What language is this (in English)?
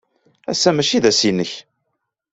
Kabyle